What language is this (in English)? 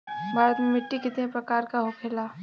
Bhojpuri